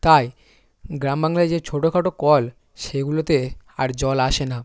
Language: Bangla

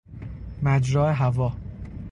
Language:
Persian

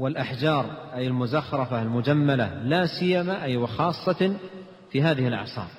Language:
Arabic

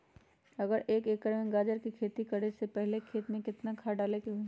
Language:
Magahi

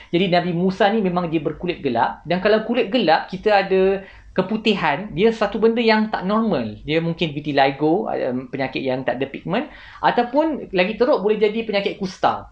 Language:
Malay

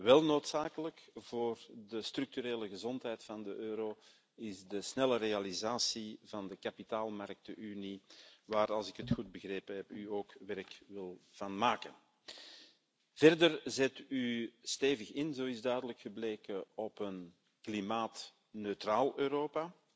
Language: Dutch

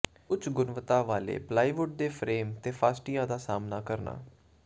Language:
Punjabi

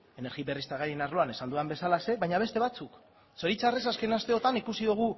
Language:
Basque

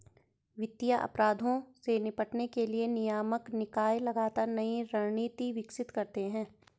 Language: Hindi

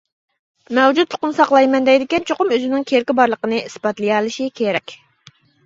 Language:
Uyghur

